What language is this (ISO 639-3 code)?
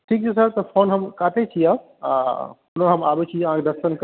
mai